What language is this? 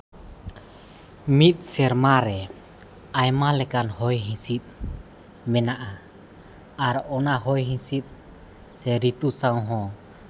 Santali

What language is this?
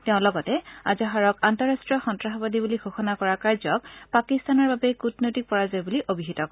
Assamese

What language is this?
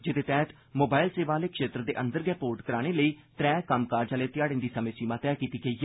Dogri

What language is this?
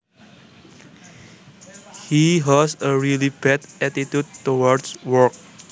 Javanese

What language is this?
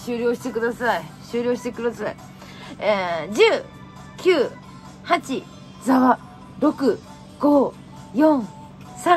Japanese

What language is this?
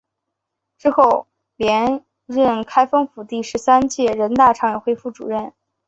Chinese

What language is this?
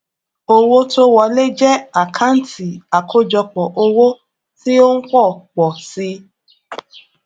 Yoruba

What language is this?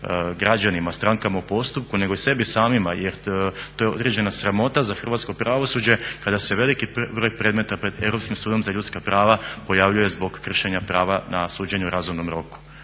Croatian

